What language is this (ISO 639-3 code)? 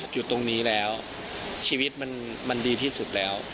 tha